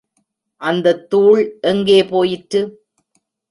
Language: Tamil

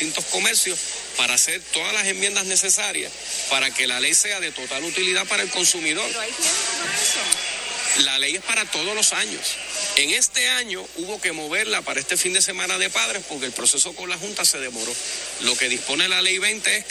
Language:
Spanish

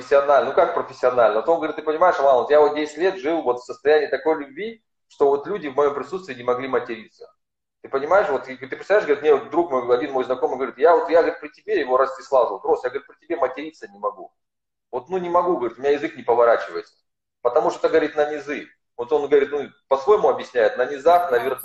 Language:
Russian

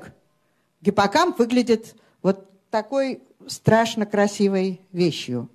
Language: Russian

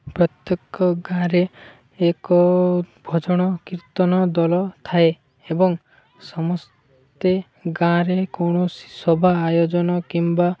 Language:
Odia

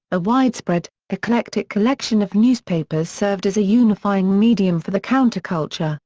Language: English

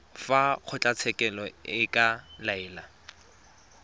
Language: Tswana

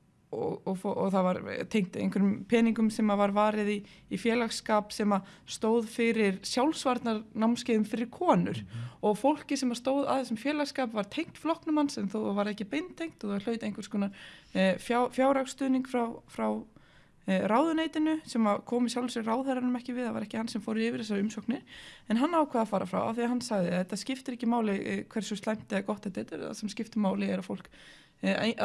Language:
Icelandic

